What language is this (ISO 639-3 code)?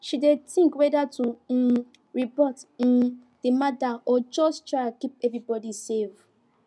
pcm